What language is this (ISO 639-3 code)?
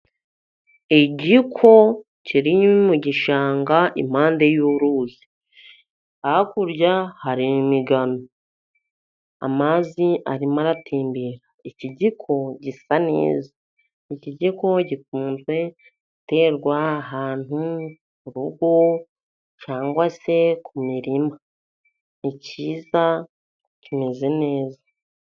kin